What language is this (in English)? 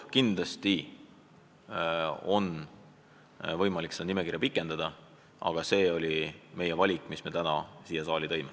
Estonian